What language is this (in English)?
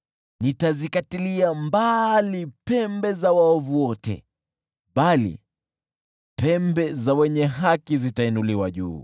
Swahili